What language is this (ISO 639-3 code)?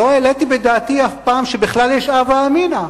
heb